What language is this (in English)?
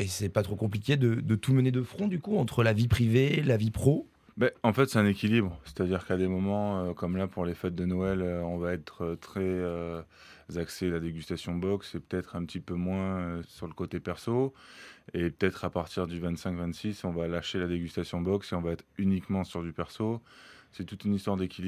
French